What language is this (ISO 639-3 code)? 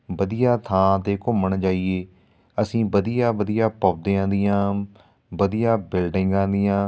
pan